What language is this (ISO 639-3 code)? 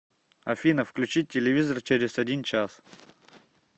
rus